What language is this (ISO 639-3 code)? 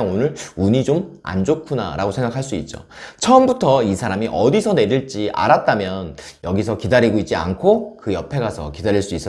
kor